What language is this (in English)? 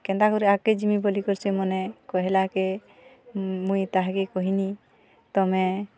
Odia